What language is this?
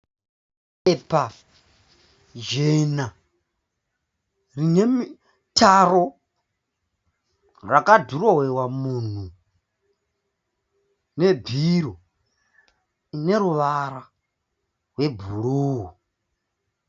Shona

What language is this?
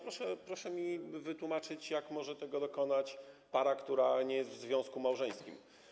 Polish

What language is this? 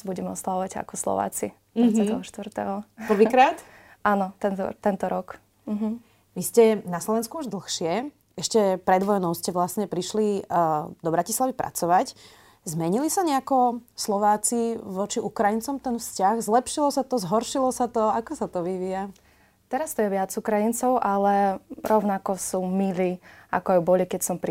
Slovak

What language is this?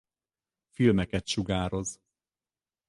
Hungarian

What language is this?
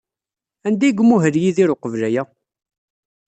Kabyle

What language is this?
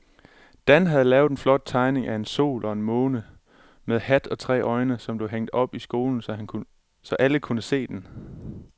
Danish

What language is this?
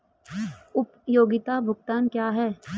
Hindi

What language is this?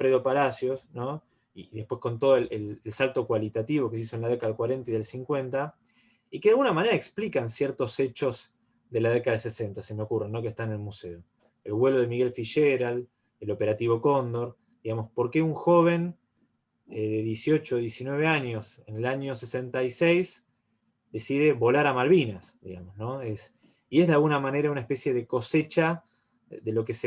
Spanish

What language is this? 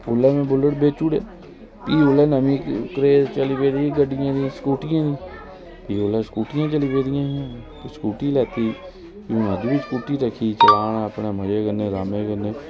Dogri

